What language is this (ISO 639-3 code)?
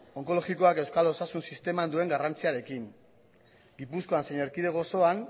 eus